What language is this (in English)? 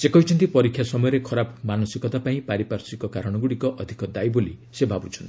Odia